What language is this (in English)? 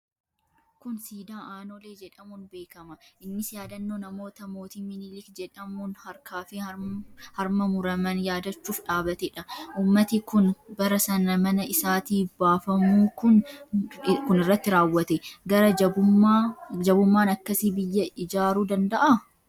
Oromo